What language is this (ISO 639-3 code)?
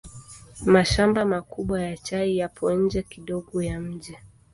swa